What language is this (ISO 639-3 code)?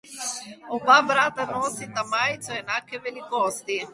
slv